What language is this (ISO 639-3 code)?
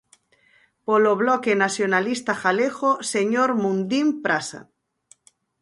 glg